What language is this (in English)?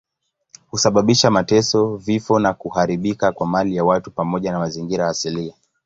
Swahili